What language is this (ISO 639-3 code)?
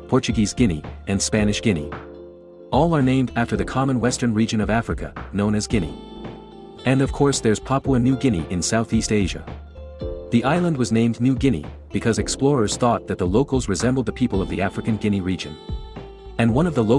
eng